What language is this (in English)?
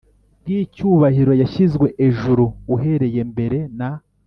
Kinyarwanda